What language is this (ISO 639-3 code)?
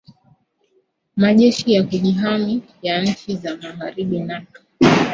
swa